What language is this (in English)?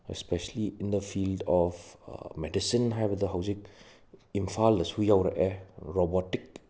Manipuri